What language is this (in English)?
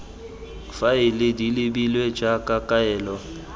Tswana